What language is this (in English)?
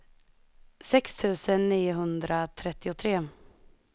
Swedish